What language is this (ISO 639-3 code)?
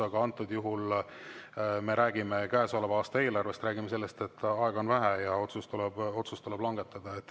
est